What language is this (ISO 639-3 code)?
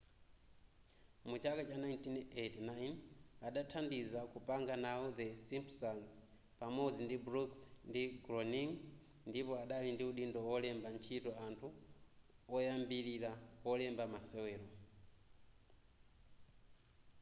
nya